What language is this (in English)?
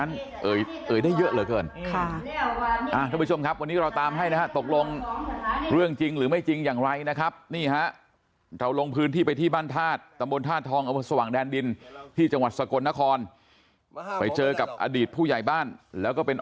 Thai